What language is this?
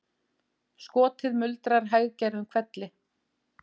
Icelandic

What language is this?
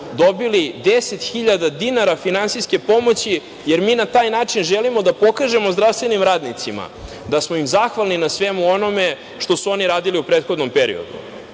Serbian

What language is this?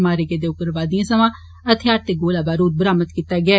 Dogri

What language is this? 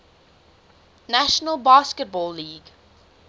English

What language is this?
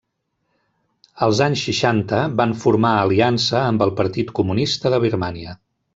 Catalan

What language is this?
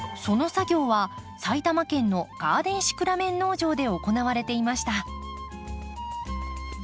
Japanese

